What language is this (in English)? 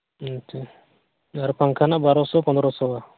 Santali